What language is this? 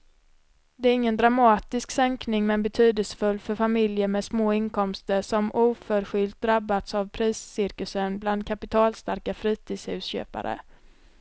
Swedish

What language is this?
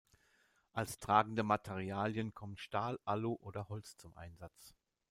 German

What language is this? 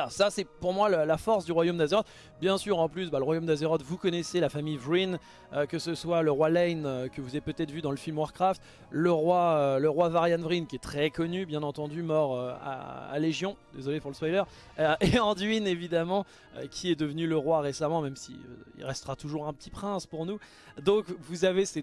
French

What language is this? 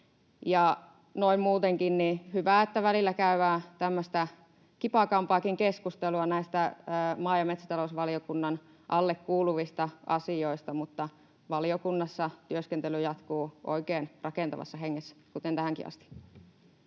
Finnish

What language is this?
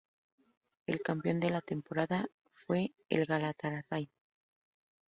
Spanish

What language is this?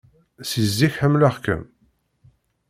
Kabyle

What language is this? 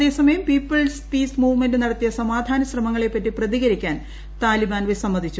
Malayalam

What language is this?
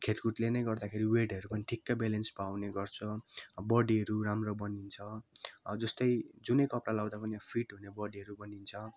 Nepali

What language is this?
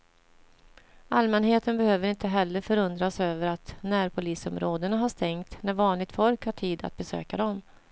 Swedish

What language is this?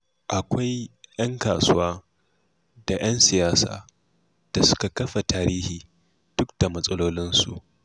Hausa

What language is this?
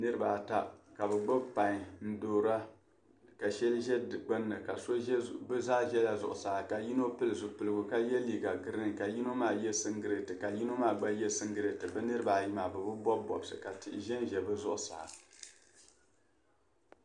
Dagbani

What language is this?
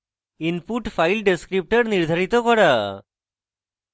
Bangla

